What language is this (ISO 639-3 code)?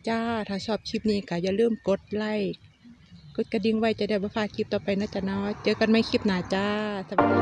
tha